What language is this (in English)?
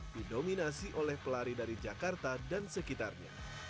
Indonesian